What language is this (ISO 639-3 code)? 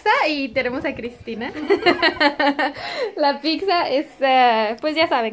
spa